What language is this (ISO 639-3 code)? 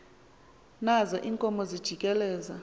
xho